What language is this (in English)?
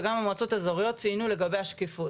Hebrew